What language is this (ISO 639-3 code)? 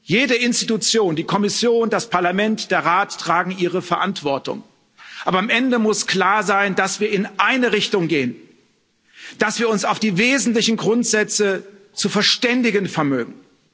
deu